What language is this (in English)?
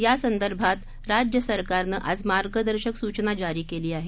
Marathi